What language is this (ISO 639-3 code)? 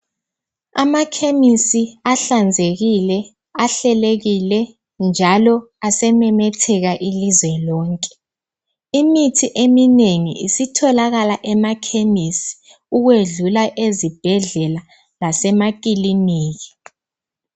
nde